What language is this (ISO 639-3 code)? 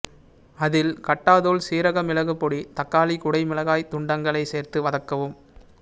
tam